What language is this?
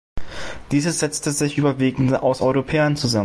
German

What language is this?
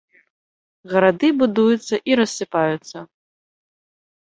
Belarusian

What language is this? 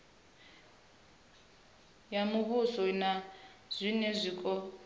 Venda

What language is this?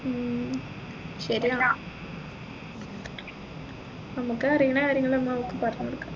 Malayalam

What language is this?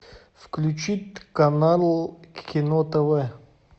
Russian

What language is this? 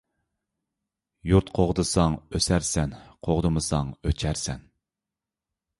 Uyghur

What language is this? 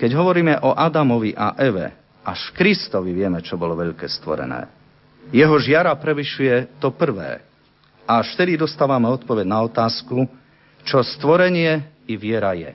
Slovak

